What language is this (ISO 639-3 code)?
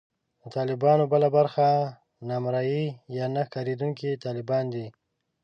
pus